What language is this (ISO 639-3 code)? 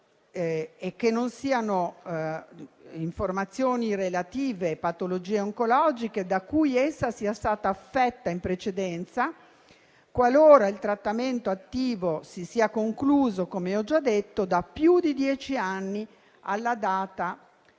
ita